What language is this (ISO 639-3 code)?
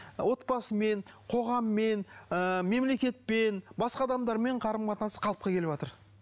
kaz